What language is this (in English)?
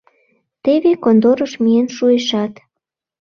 Mari